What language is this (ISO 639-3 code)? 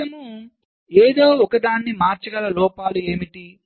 tel